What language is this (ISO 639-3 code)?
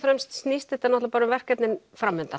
isl